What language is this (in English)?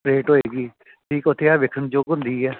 Punjabi